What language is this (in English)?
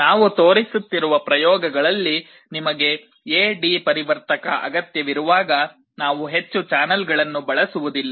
Kannada